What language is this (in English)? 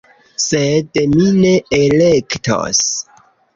Esperanto